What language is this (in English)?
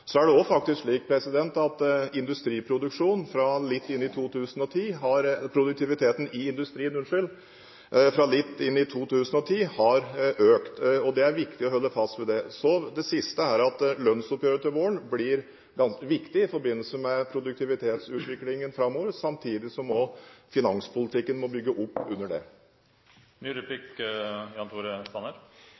Norwegian Bokmål